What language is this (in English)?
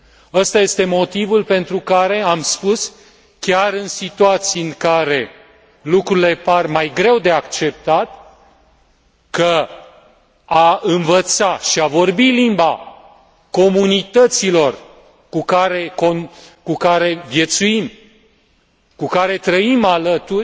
Romanian